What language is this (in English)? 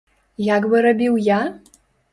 Belarusian